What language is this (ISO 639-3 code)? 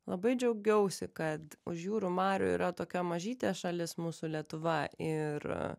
lit